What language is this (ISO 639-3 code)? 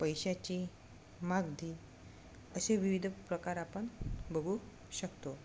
mar